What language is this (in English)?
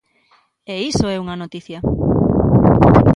Galician